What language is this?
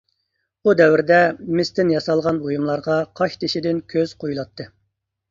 Uyghur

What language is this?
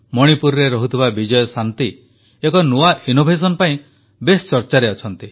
Odia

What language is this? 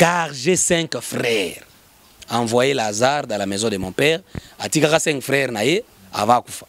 French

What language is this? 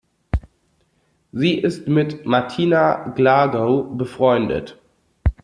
German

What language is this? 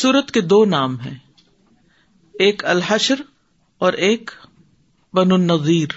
Urdu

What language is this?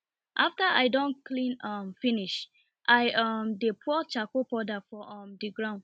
Nigerian Pidgin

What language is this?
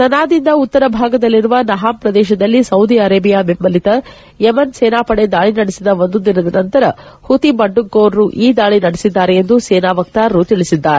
Kannada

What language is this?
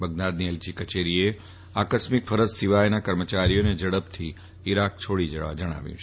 Gujarati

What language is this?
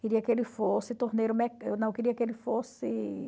Portuguese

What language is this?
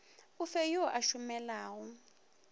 Northern Sotho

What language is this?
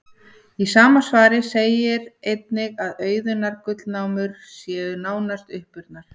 Icelandic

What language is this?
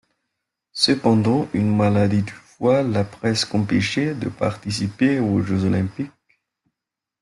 French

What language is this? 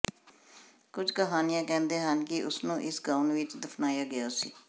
Punjabi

